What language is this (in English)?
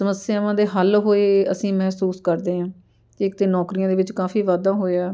Punjabi